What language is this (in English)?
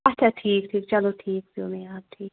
Kashmiri